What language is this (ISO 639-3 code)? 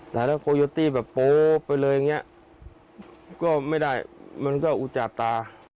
tha